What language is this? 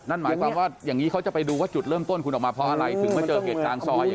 Thai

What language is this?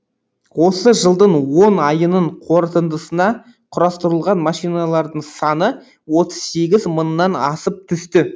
Kazakh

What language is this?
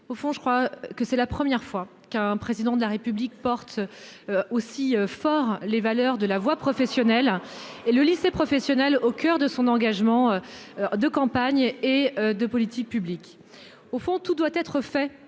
French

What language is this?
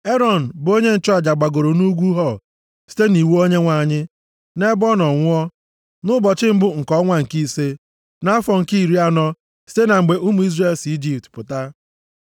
Igbo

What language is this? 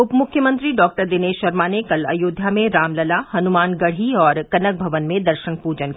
Hindi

